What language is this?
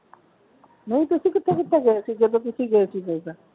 Punjabi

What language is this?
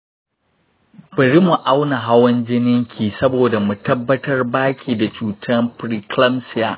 Hausa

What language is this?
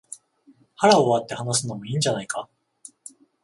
Japanese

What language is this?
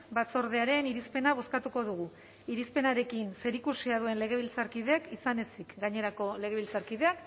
Basque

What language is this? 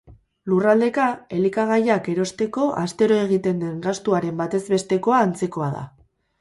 Basque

